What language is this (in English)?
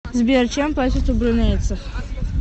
Russian